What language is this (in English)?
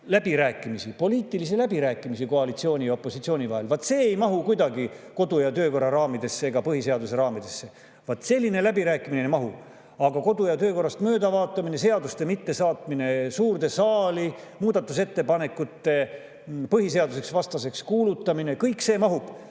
Estonian